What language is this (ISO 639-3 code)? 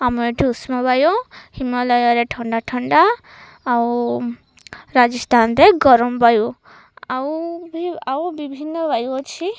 ori